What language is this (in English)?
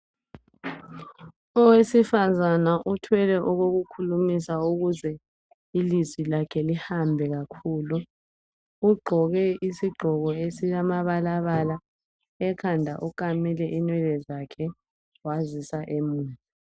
North Ndebele